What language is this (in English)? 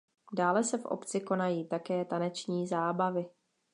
Czech